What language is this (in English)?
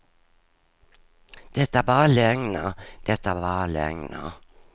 Swedish